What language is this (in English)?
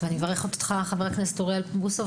Hebrew